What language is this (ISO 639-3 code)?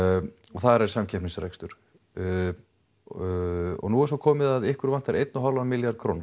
isl